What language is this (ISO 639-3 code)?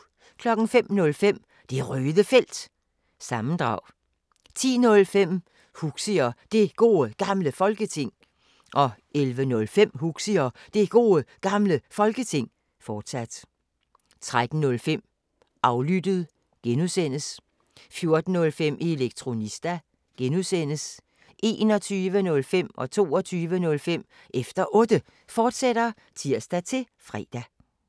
dan